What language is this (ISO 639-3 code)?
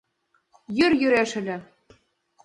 chm